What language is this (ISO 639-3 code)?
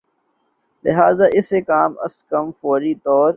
urd